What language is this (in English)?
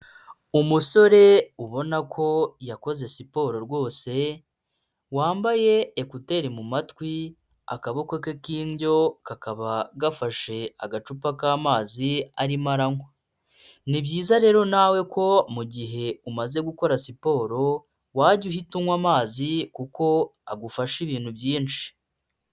Kinyarwanda